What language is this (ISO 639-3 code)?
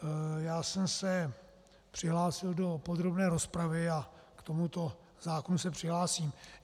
ces